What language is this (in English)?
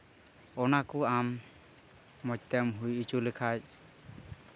Santali